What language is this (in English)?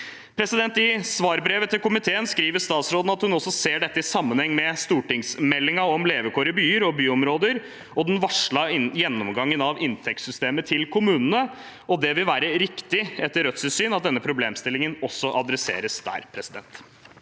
Norwegian